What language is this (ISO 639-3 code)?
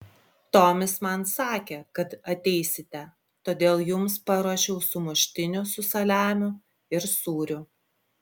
lit